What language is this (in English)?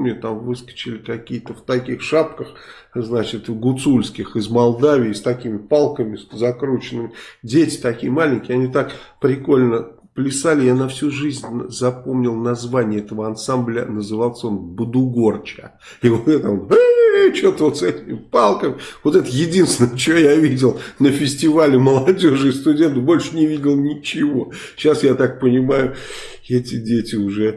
Russian